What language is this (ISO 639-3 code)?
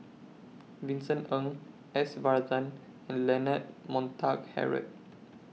eng